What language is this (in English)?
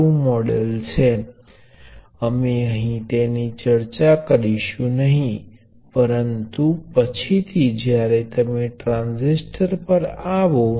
Gujarati